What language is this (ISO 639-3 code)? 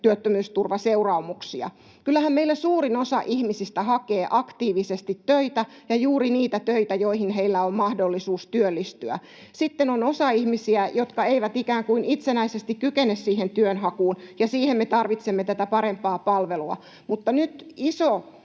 fin